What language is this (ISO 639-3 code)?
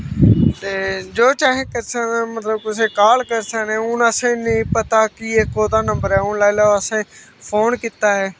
doi